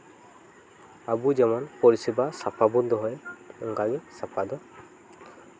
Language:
Santali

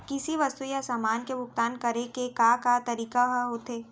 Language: Chhattisgarhi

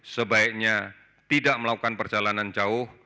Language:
Indonesian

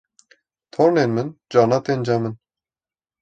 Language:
Kurdish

